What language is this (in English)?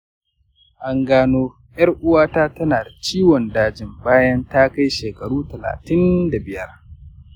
Hausa